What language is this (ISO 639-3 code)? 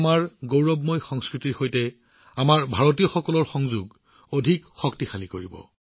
asm